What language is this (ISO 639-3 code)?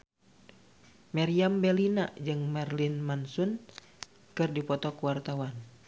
sun